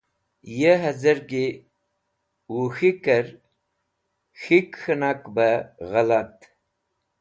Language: Wakhi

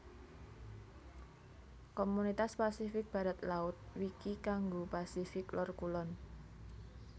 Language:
Javanese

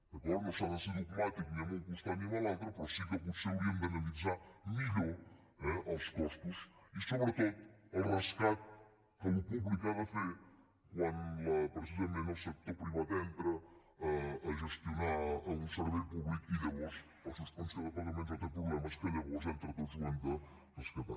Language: Catalan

